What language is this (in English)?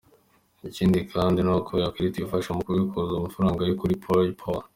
Kinyarwanda